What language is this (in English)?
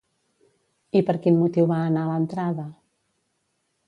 Catalan